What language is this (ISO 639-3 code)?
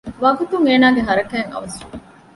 div